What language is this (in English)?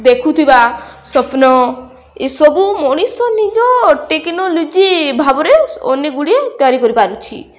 Odia